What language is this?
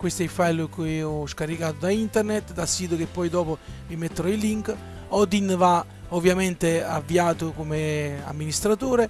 Italian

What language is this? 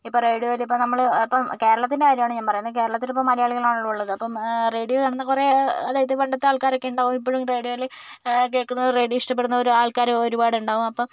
Malayalam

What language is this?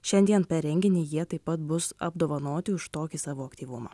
Lithuanian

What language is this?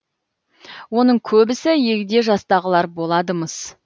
Kazakh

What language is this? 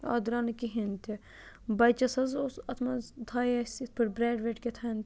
Kashmiri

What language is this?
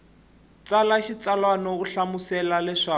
Tsonga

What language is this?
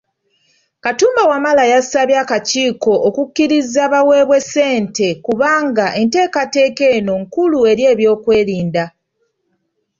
Ganda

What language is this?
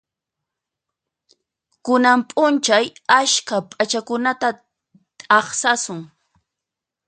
Puno Quechua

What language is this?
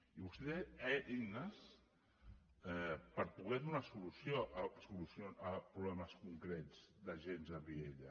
Catalan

